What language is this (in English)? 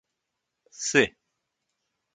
Portuguese